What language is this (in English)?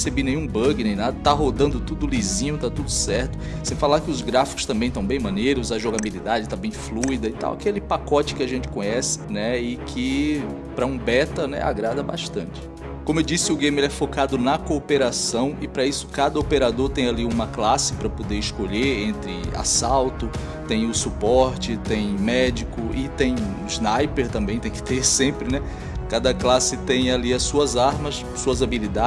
Portuguese